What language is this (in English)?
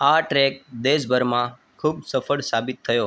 Gujarati